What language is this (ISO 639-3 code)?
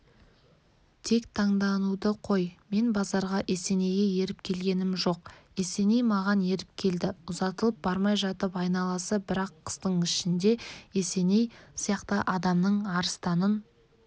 kaz